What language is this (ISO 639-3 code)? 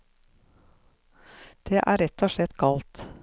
nor